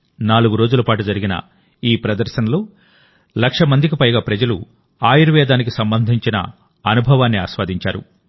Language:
Telugu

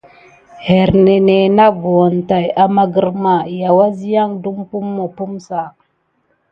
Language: Gidar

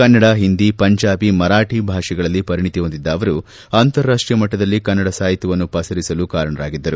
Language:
Kannada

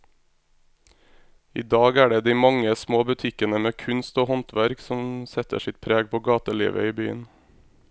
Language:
Norwegian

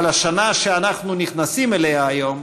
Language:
Hebrew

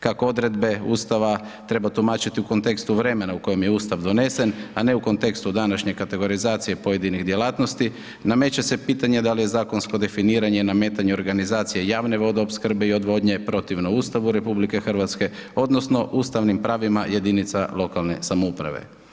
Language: Croatian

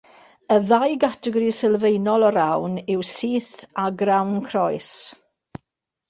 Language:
Welsh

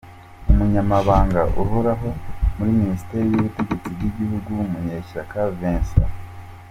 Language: Kinyarwanda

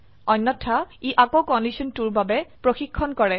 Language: Assamese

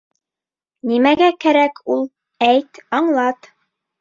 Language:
Bashkir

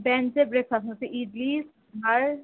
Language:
Nepali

